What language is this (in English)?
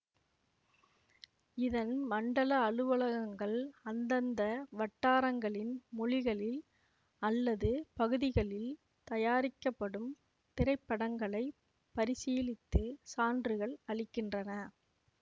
Tamil